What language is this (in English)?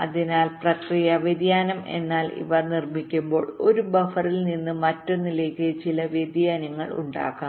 Malayalam